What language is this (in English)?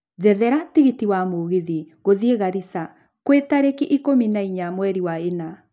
Kikuyu